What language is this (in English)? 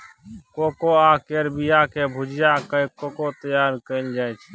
Maithili